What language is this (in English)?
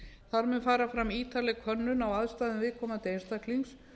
Icelandic